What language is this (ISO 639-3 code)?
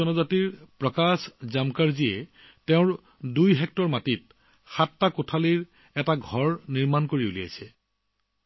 asm